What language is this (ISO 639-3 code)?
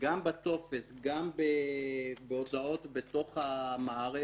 heb